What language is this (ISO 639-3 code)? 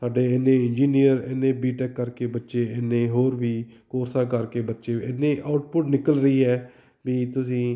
pan